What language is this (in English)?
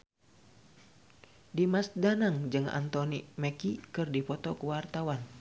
Sundanese